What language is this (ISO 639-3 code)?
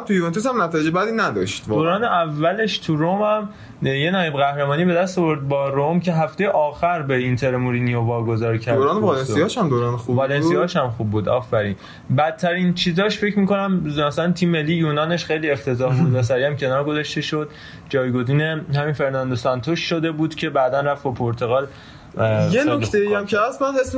fas